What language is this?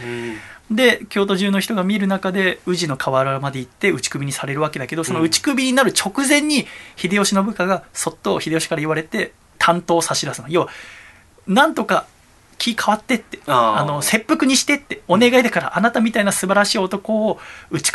Japanese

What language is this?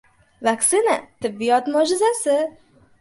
Uzbek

